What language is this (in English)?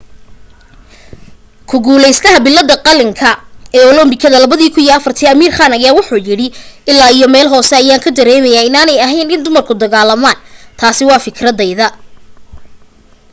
Somali